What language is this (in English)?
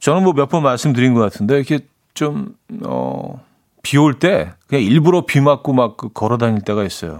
Korean